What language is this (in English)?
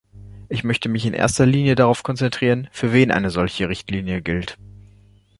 German